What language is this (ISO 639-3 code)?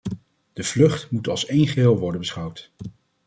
nld